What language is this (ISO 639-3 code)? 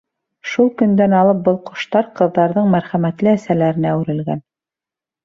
bak